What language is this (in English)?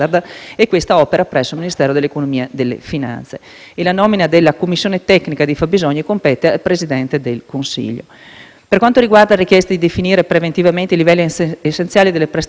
Italian